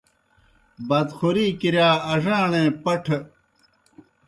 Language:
Kohistani Shina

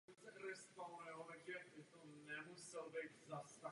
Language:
Czech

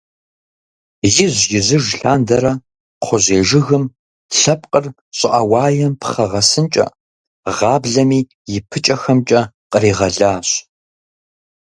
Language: Kabardian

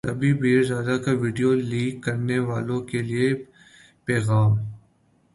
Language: Urdu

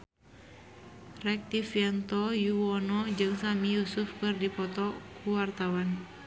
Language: Sundanese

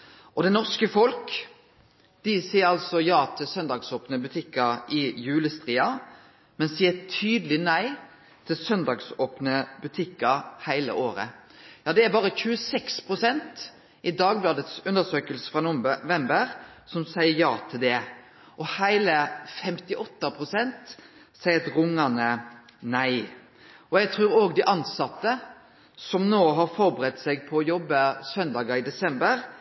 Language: Norwegian Nynorsk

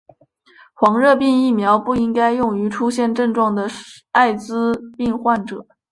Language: Chinese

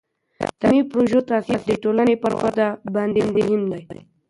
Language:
Pashto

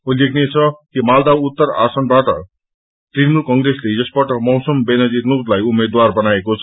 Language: Nepali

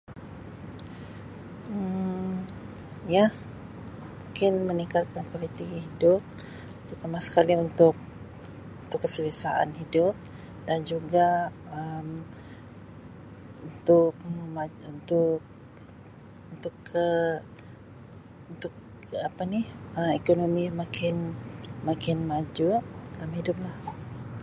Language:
Sabah Malay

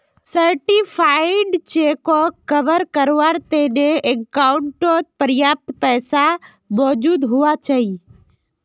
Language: Magahi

